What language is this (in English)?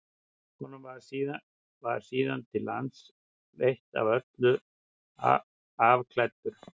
Icelandic